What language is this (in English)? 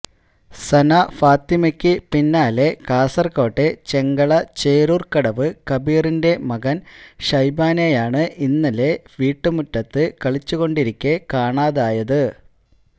Malayalam